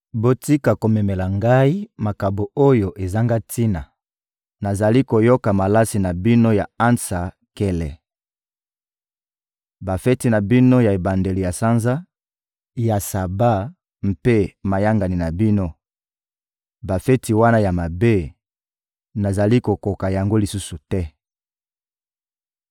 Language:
Lingala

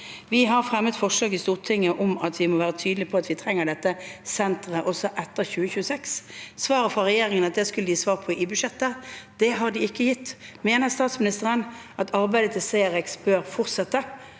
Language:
Norwegian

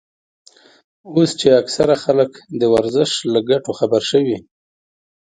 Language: Pashto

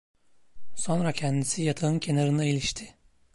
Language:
Turkish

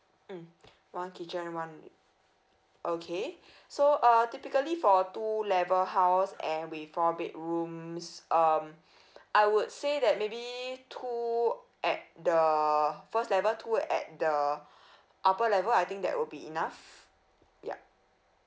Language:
English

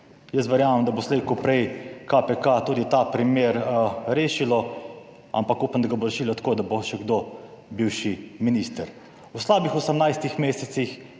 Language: Slovenian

